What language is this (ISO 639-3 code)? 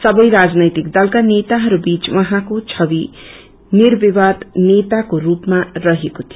nep